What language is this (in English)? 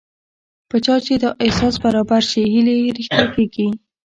Pashto